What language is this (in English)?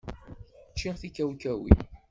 Kabyle